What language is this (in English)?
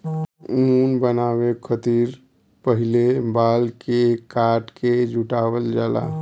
Bhojpuri